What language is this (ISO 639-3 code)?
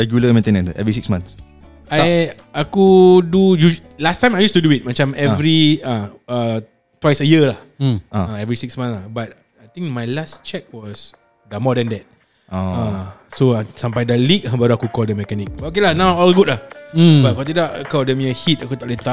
msa